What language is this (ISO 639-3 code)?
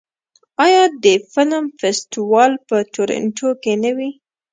pus